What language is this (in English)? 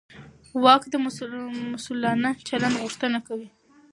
Pashto